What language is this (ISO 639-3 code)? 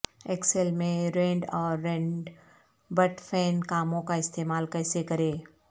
urd